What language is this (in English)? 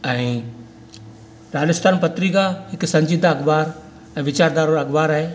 Sindhi